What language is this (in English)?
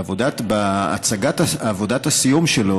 Hebrew